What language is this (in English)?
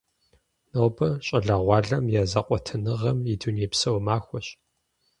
Kabardian